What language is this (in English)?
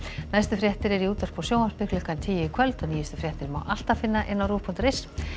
Icelandic